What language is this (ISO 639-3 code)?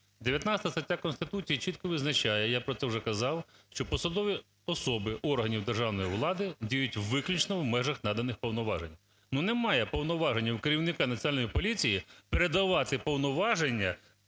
ukr